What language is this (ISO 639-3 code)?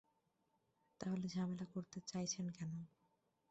ben